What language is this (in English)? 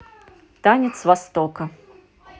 Russian